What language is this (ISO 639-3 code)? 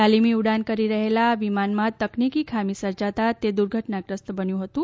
guj